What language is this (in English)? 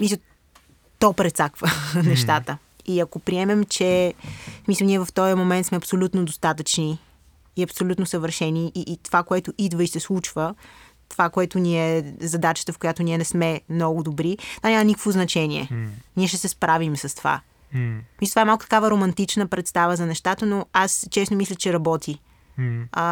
Bulgarian